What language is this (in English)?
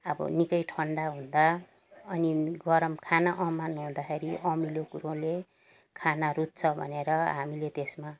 Nepali